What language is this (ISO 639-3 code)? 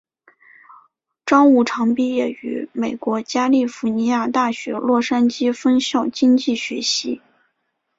zho